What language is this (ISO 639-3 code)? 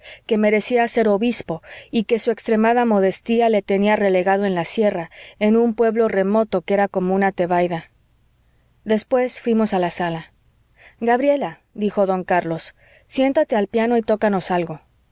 spa